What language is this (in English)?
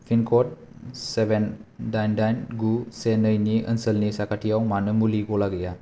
Bodo